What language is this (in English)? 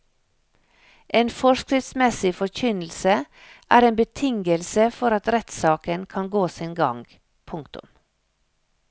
Norwegian